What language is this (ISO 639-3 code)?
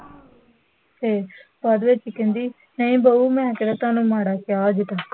pan